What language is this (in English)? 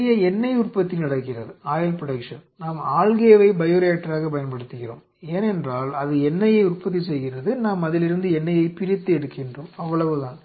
Tamil